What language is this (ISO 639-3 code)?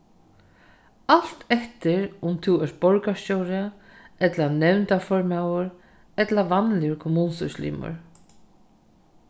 fao